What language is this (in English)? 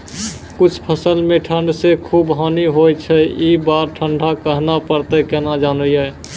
Maithili